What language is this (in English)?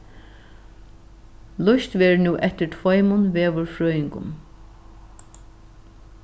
Faroese